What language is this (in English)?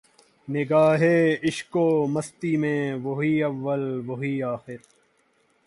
Urdu